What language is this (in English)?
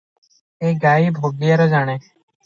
Odia